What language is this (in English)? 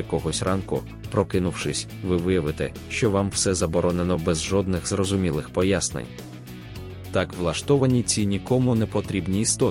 Ukrainian